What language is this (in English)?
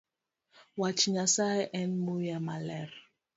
Luo (Kenya and Tanzania)